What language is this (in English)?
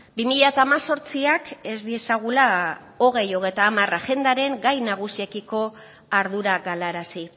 Basque